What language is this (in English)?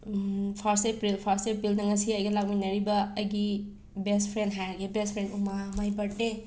Manipuri